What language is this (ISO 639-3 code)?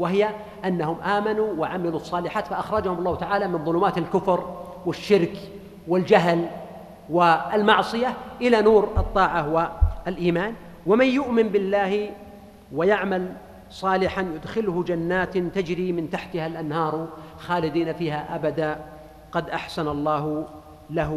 ara